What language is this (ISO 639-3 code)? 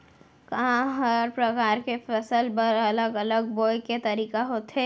hne